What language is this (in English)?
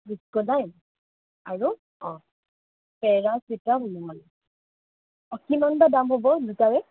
Assamese